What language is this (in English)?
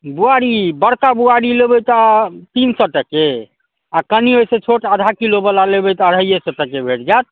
Maithili